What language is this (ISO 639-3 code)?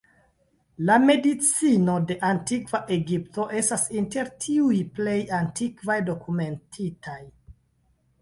epo